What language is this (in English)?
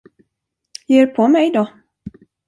Swedish